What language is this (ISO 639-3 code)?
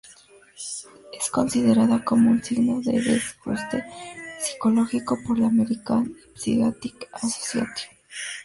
spa